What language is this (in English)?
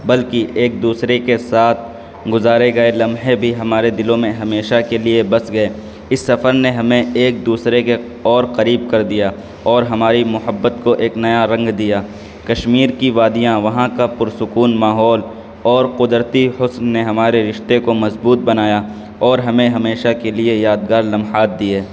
Urdu